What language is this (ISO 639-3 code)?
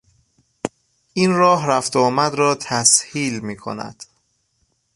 fas